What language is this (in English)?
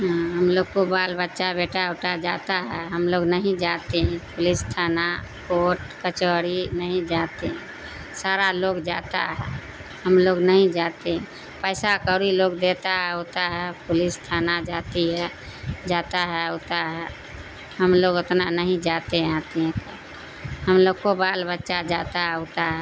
Urdu